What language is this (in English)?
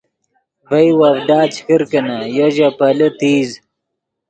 Yidgha